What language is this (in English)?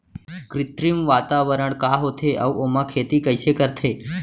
Chhattisgarhi